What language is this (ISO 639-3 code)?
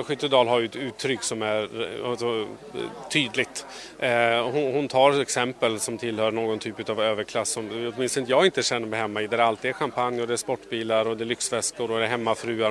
swe